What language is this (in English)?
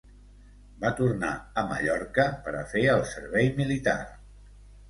Catalan